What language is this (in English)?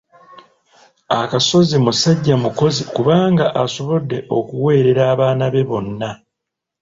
Ganda